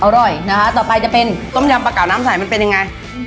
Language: Thai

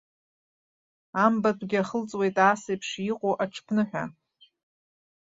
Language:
Abkhazian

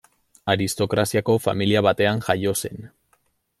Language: Basque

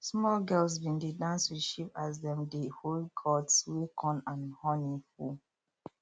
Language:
Nigerian Pidgin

